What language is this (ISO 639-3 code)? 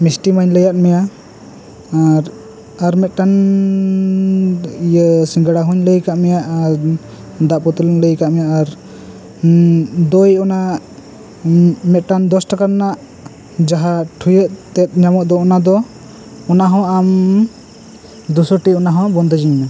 sat